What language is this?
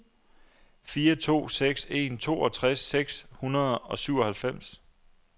Danish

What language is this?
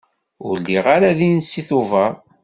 Kabyle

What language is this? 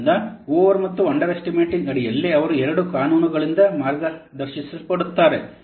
Kannada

